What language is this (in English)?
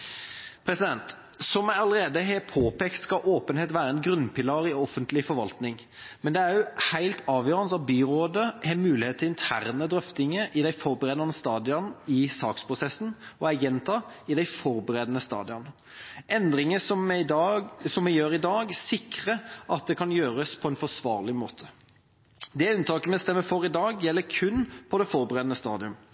Norwegian Bokmål